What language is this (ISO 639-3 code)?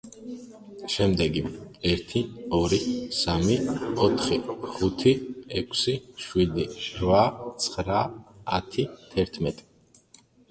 kat